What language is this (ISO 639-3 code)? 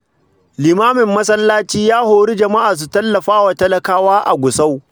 hau